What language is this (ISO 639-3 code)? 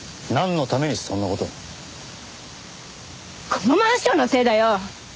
jpn